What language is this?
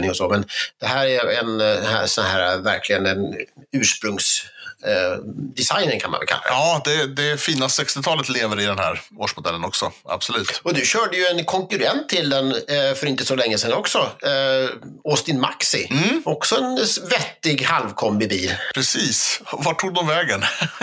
Swedish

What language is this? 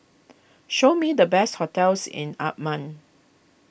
English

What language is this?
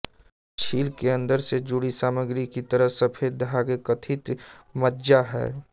Hindi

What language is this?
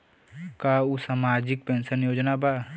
Bhojpuri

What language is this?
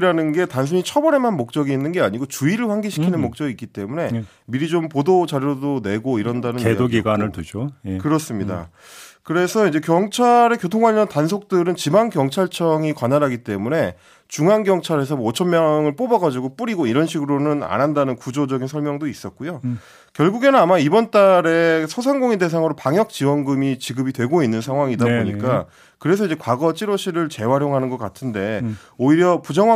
Korean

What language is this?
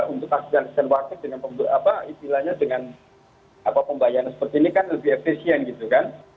Indonesian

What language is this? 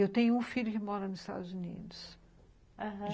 Portuguese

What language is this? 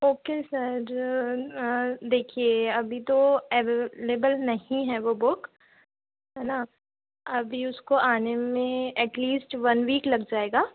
Hindi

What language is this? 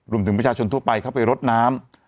Thai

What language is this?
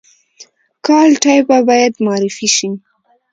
Pashto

